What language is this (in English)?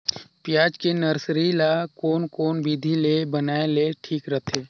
Chhattisgarhi